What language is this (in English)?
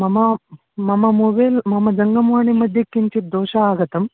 Sanskrit